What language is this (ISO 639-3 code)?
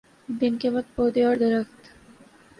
urd